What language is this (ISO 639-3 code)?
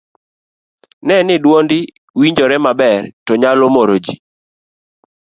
luo